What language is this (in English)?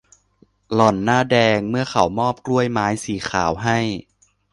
Thai